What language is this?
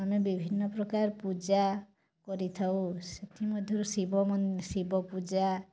Odia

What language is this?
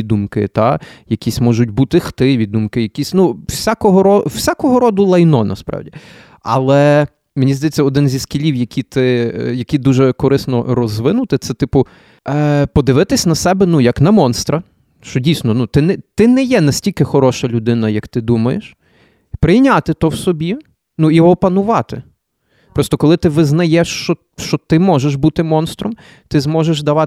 Ukrainian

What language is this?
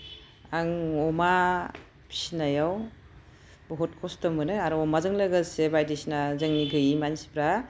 Bodo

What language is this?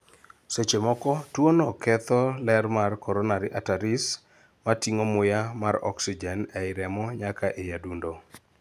Luo (Kenya and Tanzania)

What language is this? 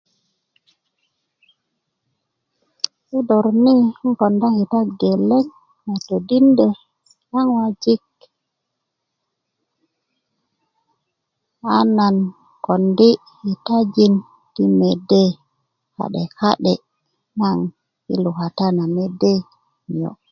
Kuku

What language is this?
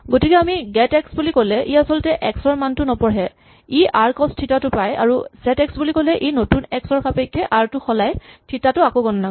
Assamese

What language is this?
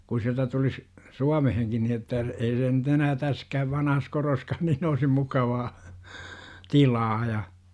Finnish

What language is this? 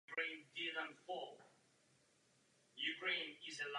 Czech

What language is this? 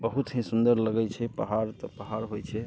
Maithili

